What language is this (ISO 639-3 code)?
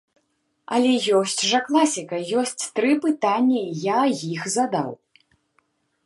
bel